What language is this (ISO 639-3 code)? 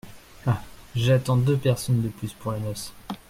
fra